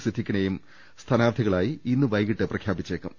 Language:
Malayalam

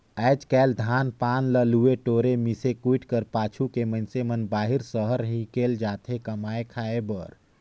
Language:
Chhattisgarhi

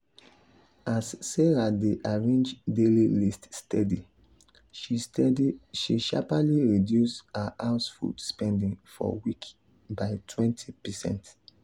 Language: Nigerian Pidgin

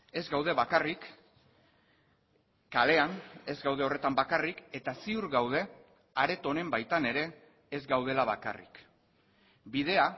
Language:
Basque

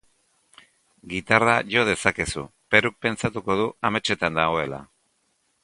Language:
Basque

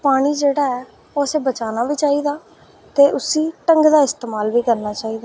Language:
Dogri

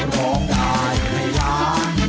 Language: Thai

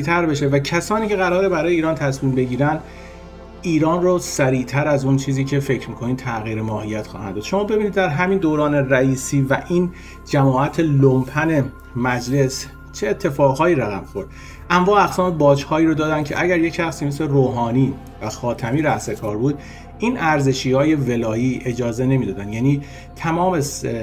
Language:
Persian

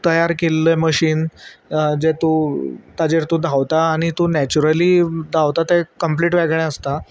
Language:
Konkani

